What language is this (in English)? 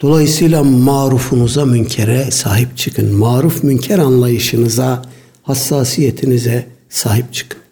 Turkish